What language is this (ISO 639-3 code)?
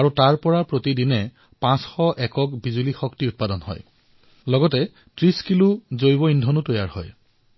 asm